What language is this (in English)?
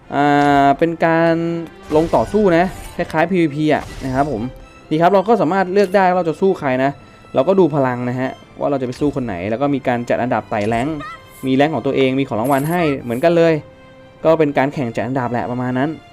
Thai